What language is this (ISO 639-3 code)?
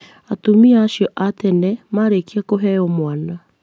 kik